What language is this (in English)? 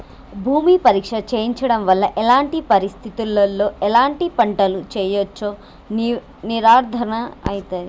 Telugu